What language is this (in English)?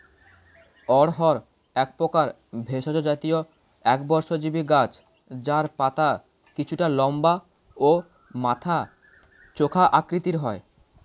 Bangla